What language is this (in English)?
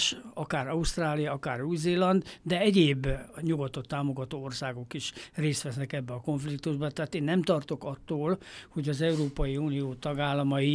Hungarian